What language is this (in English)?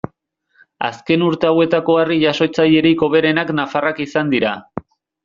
Basque